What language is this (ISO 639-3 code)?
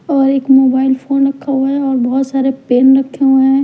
hin